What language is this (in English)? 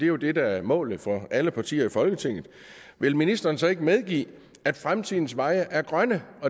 Danish